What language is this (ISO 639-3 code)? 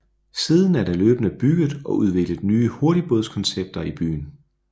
dan